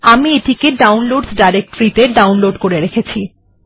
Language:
Bangla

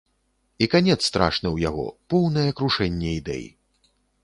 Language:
Belarusian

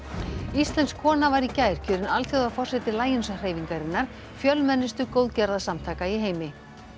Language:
Icelandic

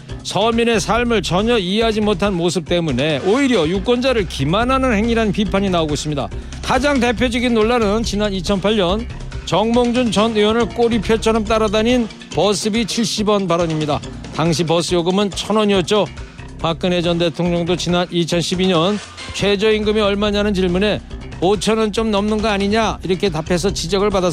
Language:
Korean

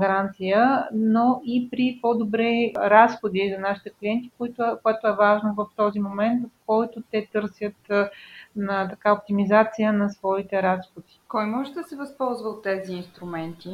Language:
Bulgarian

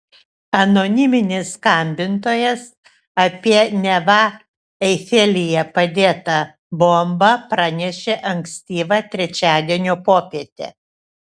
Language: Lithuanian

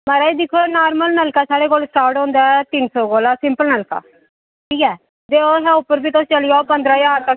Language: Dogri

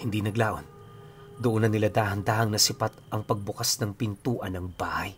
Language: Filipino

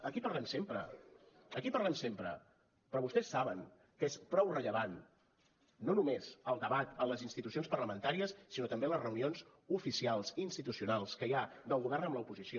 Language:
Catalan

